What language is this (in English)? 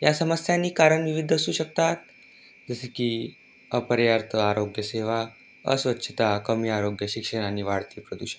Marathi